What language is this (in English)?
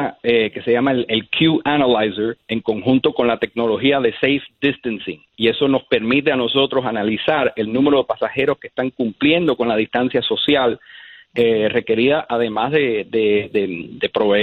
Spanish